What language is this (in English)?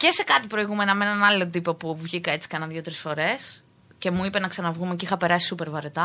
Greek